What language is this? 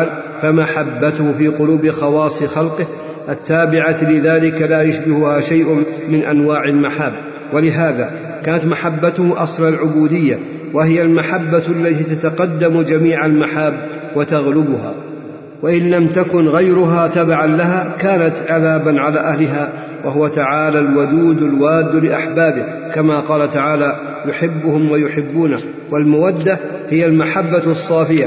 Arabic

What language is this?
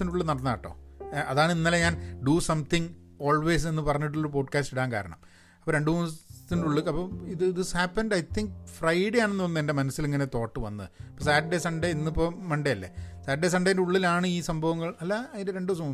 Malayalam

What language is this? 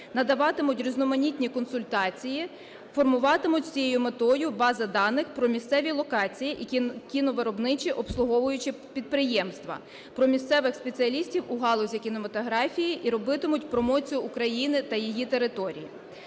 Ukrainian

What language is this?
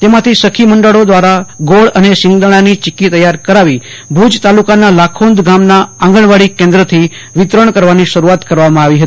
Gujarati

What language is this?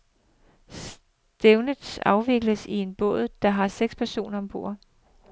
Danish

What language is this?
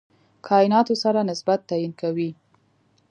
Pashto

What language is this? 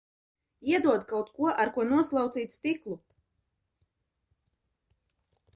Latvian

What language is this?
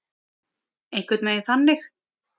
Icelandic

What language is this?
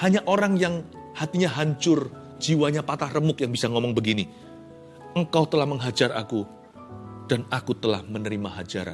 Indonesian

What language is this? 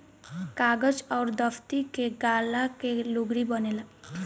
Bhojpuri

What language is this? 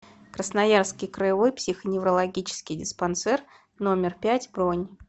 Russian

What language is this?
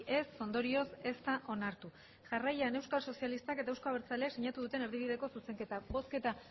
Basque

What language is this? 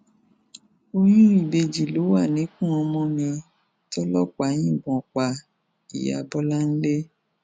Yoruba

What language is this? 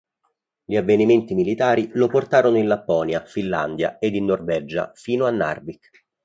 Italian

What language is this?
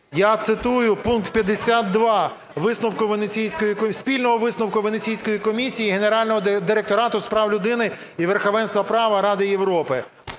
Ukrainian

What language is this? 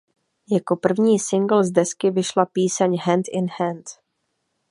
Czech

